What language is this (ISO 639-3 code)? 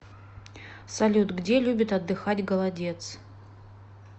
rus